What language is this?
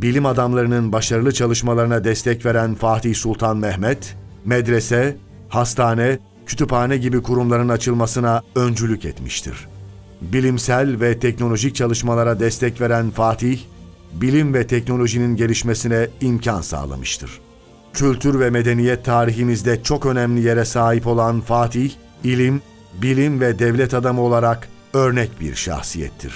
Turkish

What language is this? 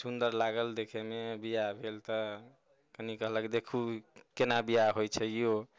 Maithili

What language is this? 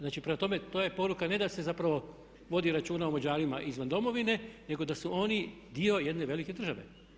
Croatian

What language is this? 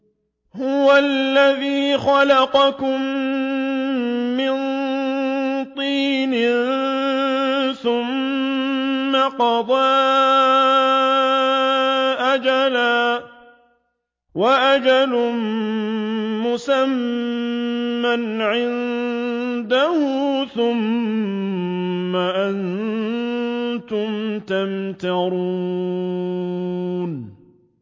Arabic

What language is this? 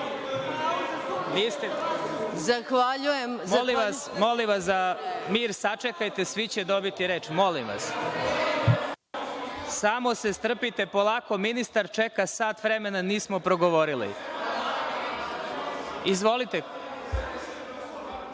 Serbian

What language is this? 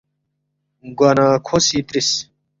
Balti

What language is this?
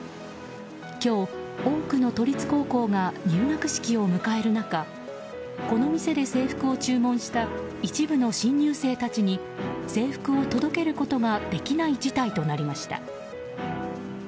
Japanese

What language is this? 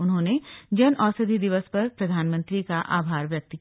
Hindi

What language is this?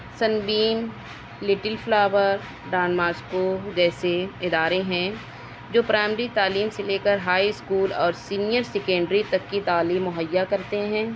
Urdu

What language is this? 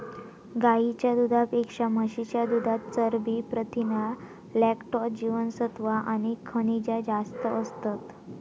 Marathi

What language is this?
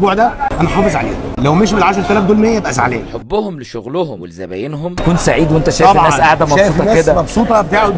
Arabic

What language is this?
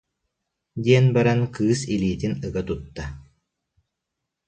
Yakut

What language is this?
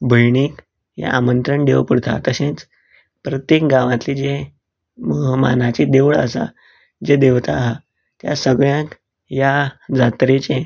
Konkani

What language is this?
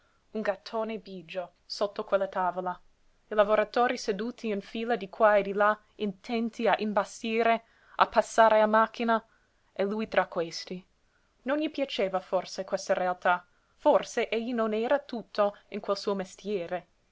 Italian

